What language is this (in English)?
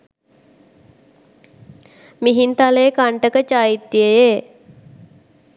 Sinhala